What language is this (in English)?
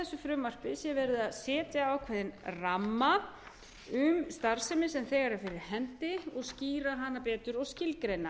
Icelandic